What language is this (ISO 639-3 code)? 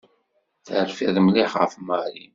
kab